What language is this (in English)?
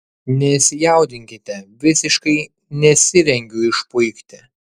Lithuanian